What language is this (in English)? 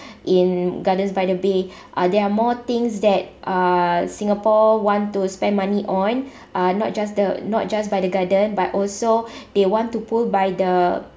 English